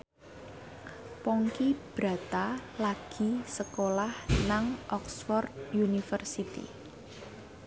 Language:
Javanese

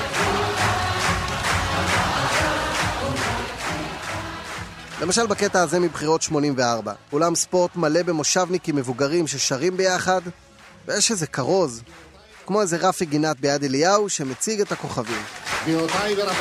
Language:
Hebrew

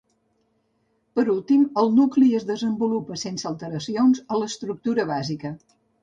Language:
Catalan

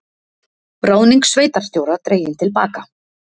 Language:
Icelandic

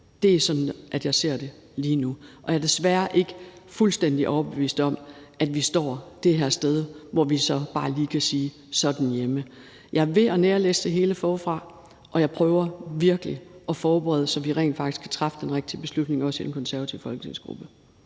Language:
Danish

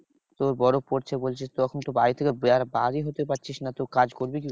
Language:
Bangla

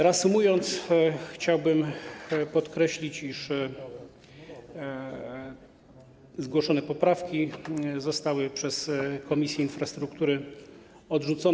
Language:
Polish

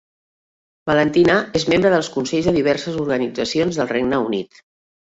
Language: Catalan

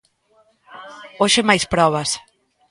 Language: Galician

